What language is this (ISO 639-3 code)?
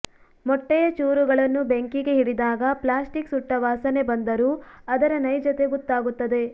kan